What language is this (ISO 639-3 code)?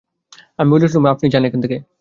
ben